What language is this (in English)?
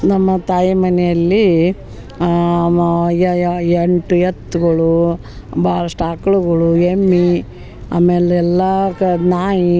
Kannada